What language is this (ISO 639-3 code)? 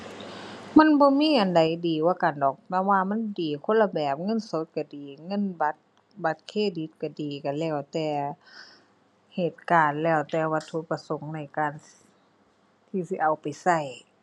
tha